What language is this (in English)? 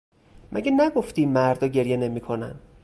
Persian